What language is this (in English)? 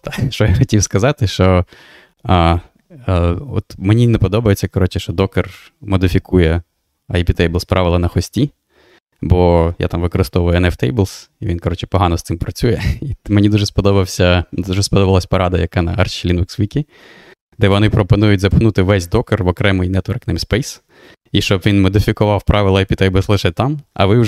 Ukrainian